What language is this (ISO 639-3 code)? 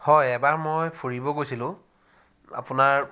asm